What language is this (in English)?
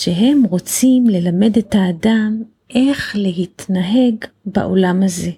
Hebrew